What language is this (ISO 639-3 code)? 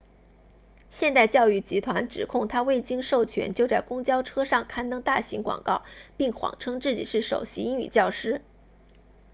zho